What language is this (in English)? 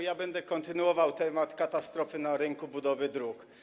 Polish